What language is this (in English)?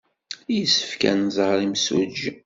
Kabyle